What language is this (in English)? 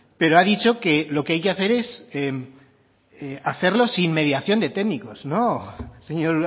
Spanish